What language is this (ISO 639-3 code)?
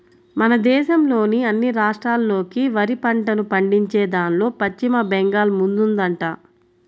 tel